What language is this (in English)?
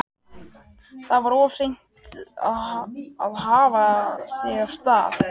Icelandic